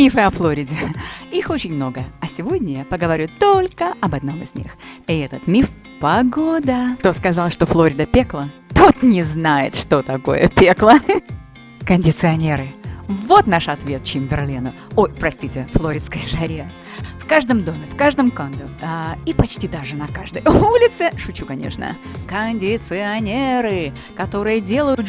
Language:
Russian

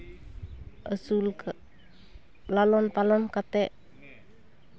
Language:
Santali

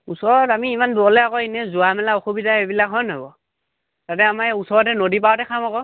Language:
Assamese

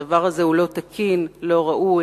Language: Hebrew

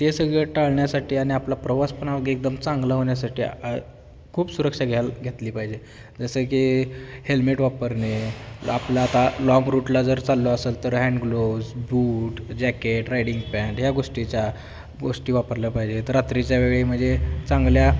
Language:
Marathi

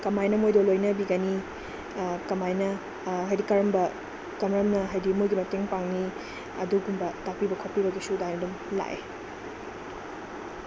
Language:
Manipuri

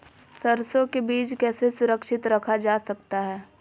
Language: Magahi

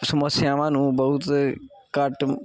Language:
Punjabi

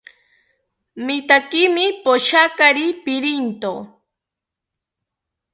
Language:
South Ucayali Ashéninka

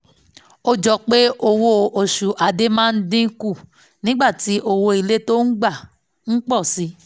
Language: Yoruba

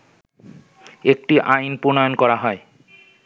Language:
Bangla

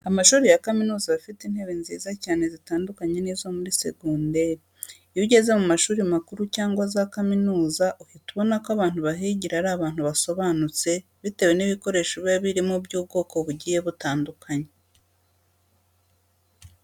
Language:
Kinyarwanda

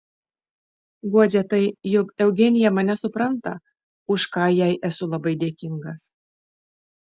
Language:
Lithuanian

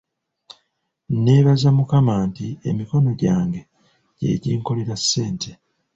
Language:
Ganda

